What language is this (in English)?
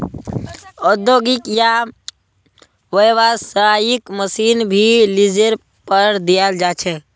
Magahi